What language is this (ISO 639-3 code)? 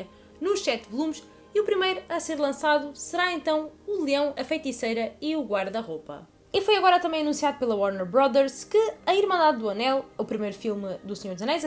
por